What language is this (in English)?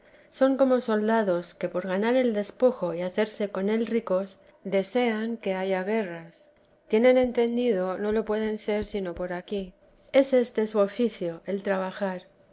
Spanish